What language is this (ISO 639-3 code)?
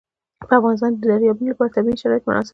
pus